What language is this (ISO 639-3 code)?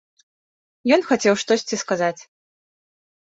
bel